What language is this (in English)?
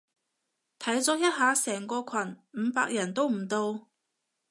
Cantonese